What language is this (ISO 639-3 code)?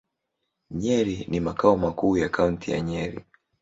swa